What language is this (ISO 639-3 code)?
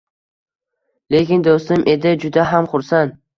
uzb